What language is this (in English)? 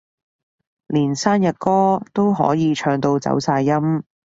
Cantonese